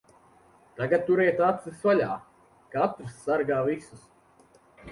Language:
Latvian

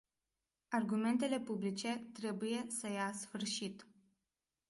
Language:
Romanian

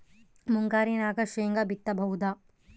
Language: Kannada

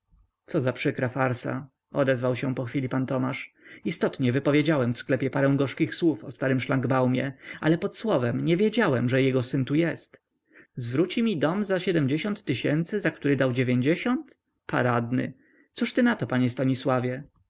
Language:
Polish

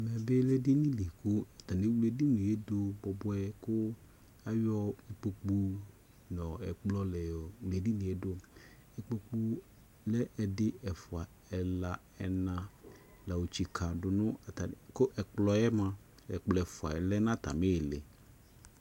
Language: Ikposo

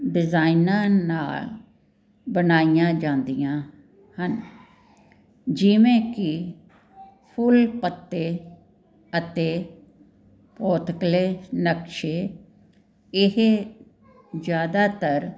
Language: Punjabi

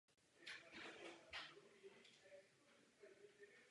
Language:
Czech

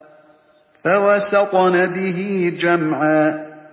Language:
Arabic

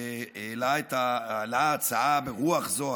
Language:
Hebrew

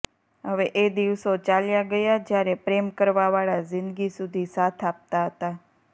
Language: Gujarati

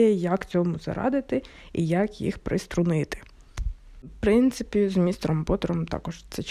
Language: Ukrainian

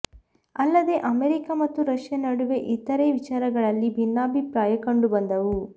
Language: Kannada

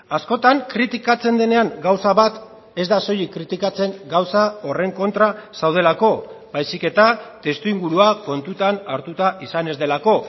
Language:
Basque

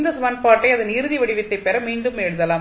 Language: Tamil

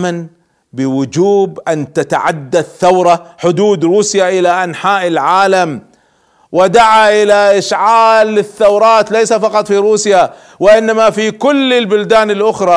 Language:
Arabic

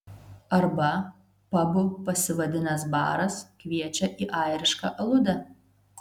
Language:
Lithuanian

